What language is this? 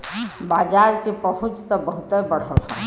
Bhojpuri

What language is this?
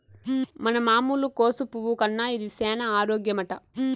Telugu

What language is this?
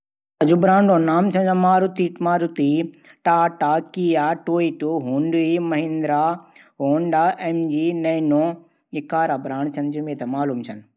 Garhwali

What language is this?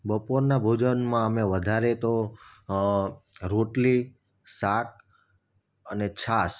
Gujarati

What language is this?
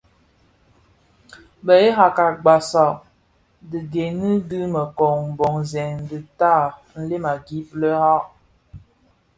Bafia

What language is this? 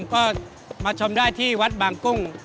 Thai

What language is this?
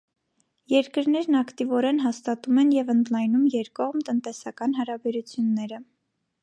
Armenian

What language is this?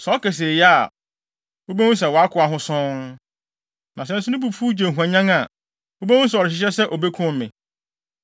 Akan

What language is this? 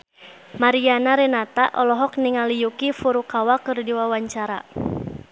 Sundanese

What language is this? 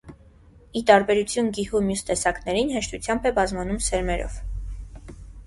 Armenian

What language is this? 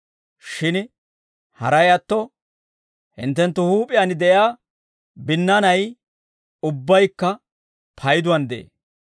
Dawro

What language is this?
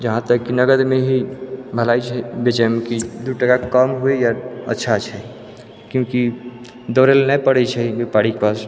Maithili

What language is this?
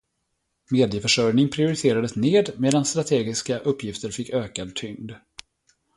Swedish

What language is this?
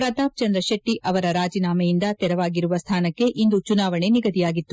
Kannada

